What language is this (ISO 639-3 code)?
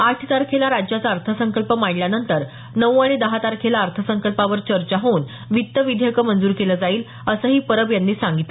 mar